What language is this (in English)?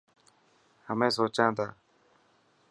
Dhatki